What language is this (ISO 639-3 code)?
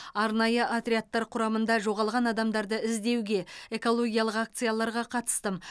kaz